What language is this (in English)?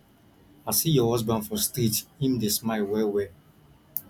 Nigerian Pidgin